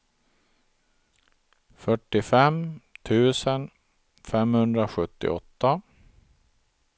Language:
Swedish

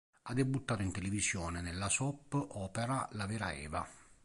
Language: Italian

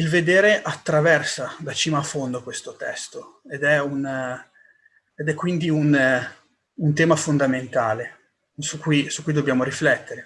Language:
Italian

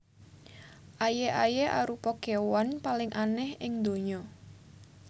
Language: Javanese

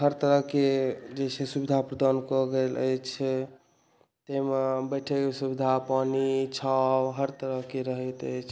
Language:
Maithili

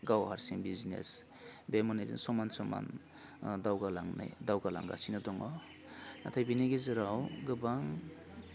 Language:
Bodo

